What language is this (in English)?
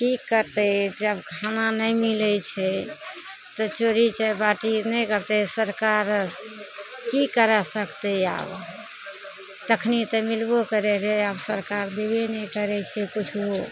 Maithili